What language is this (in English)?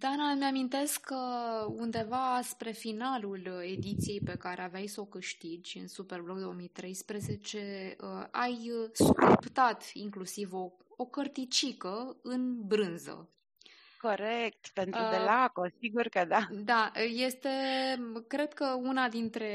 Romanian